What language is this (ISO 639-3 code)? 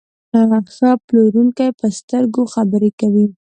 pus